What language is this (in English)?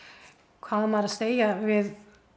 Icelandic